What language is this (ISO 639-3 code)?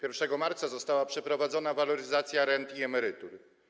pol